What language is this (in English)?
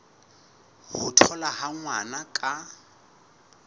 Southern Sotho